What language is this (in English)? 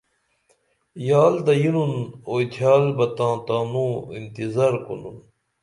Dameli